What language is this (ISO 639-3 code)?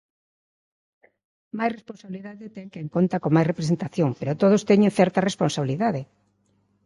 glg